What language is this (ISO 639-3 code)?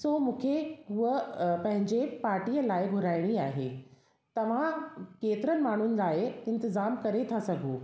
snd